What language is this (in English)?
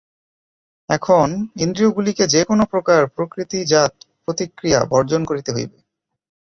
Bangla